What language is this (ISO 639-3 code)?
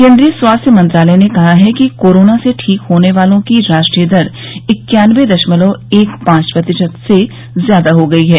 hin